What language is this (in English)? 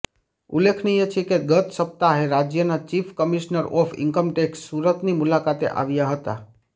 Gujarati